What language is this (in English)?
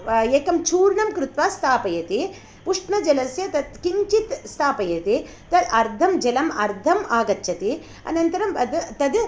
Sanskrit